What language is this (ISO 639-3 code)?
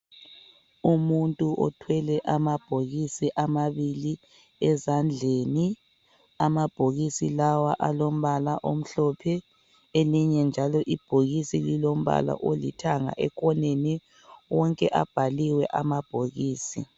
nde